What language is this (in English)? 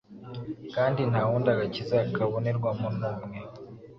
Kinyarwanda